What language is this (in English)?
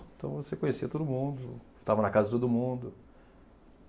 Portuguese